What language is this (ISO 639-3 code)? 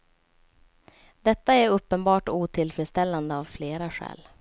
swe